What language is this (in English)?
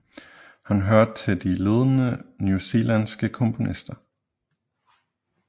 Danish